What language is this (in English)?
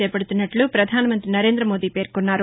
Telugu